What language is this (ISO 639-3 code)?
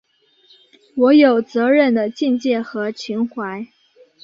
zho